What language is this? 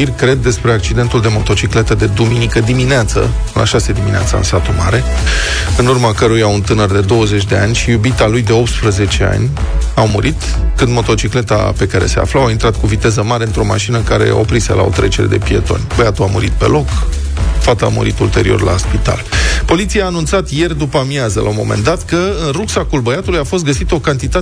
Romanian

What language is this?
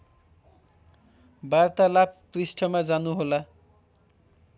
Nepali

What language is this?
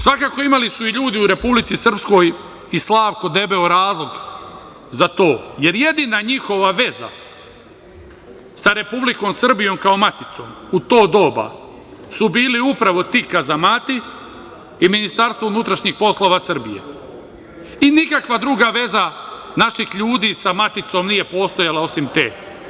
Serbian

